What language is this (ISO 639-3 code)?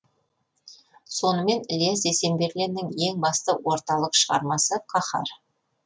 kaz